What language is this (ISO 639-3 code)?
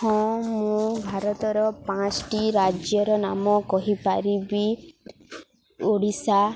ori